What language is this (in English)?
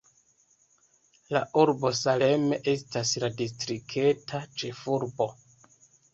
Esperanto